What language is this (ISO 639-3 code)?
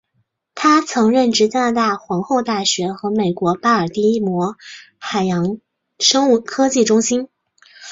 zho